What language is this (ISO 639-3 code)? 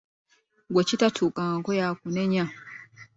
lug